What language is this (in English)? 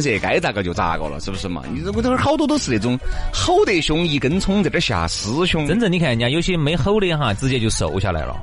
Chinese